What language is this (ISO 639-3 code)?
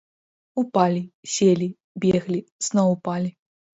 bel